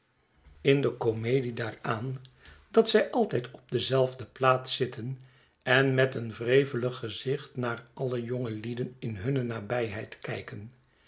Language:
Dutch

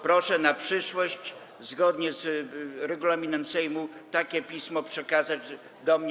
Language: Polish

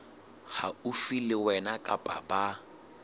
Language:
Southern Sotho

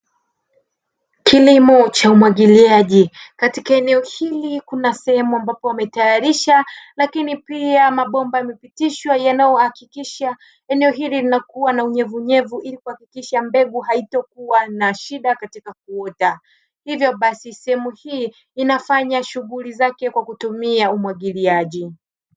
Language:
Swahili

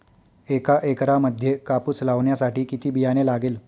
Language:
Marathi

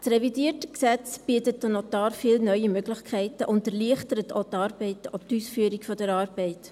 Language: Swiss German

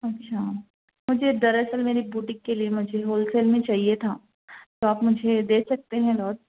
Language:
Urdu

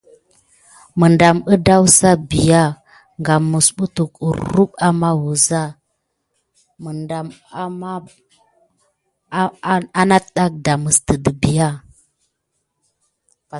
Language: Gidar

